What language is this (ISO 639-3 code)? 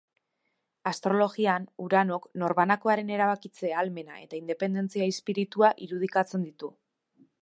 eus